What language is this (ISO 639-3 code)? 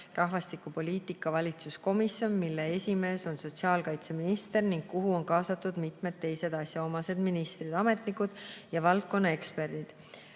est